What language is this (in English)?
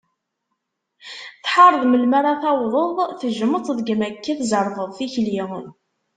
Kabyle